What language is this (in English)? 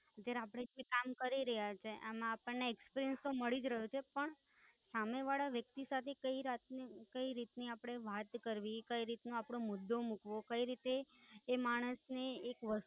Gujarati